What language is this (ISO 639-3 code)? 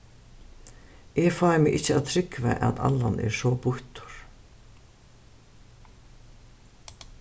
fao